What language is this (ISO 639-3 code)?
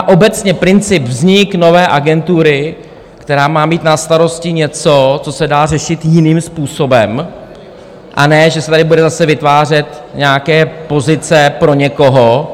ces